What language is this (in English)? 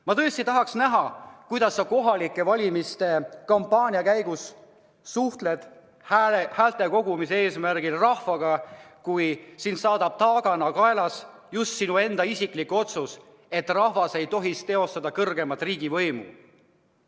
Estonian